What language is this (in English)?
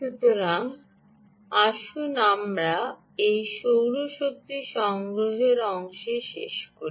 Bangla